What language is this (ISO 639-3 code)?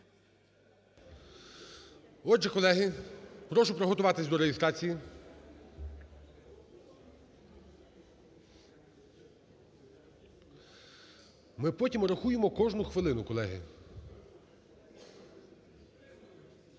ukr